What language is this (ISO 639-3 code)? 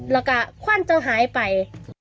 tha